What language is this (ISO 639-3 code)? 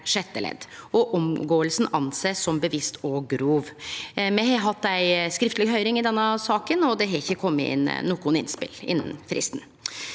nor